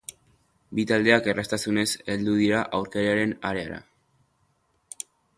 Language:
Basque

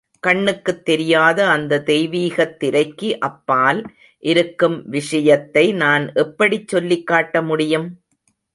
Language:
Tamil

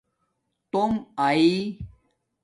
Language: Domaaki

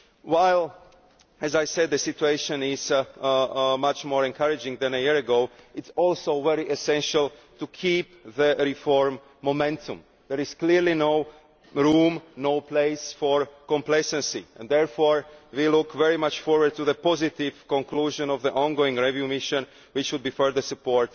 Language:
English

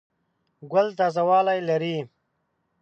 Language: Pashto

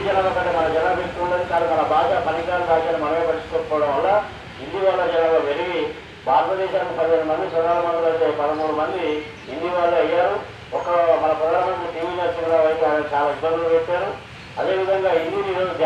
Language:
Telugu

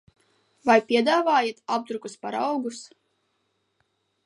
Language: Latvian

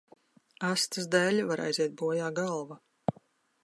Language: Latvian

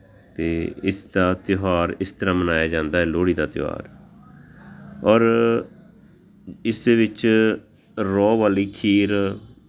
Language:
Punjabi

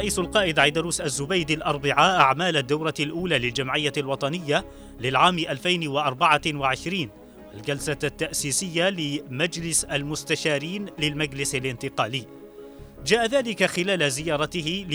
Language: Arabic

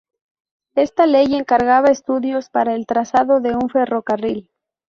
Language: Spanish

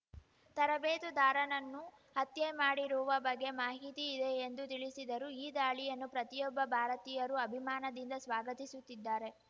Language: Kannada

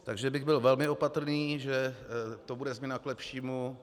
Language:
Czech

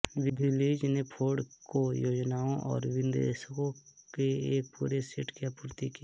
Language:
Hindi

